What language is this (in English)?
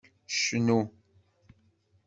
Kabyle